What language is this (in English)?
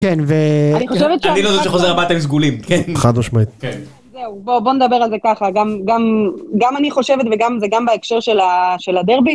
Hebrew